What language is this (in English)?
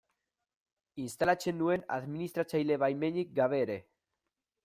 Basque